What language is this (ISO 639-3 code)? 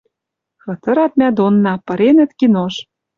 mrj